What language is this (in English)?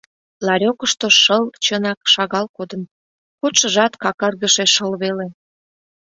Mari